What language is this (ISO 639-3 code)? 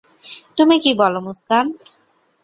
ben